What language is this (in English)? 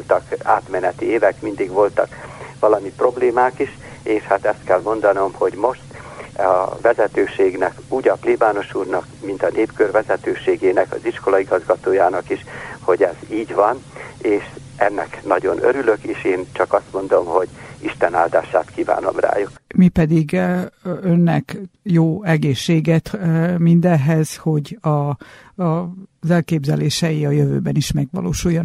Hungarian